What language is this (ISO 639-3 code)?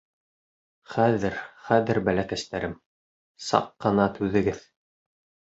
bak